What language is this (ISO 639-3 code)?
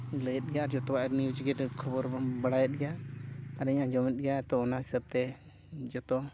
sat